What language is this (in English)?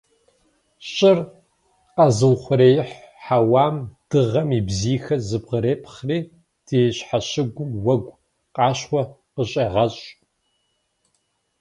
Kabardian